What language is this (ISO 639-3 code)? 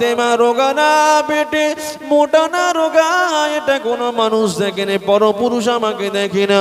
ara